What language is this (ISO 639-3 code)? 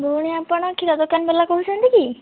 ori